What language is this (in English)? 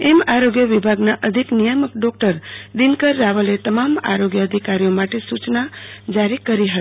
Gujarati